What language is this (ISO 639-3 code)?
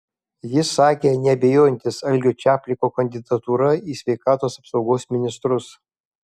lit